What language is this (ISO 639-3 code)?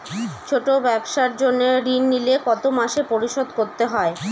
ben